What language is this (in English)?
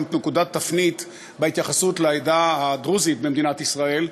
Hebrew